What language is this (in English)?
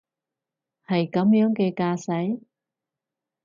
Cantonese